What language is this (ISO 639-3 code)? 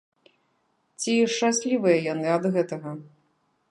bel